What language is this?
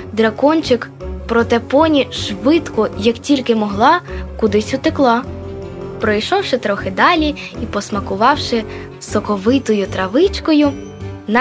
Ukrainian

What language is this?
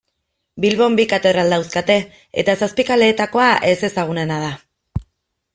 Basque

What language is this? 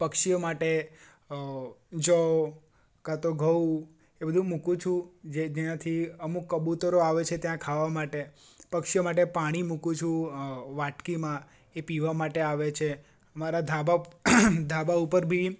Gujarati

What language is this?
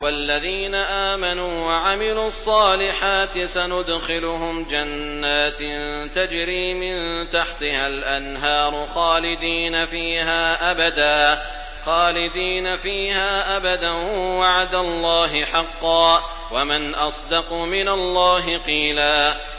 Arabic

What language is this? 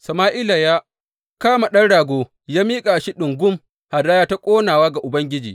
Hausa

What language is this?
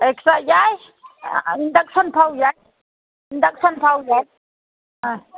Manipuri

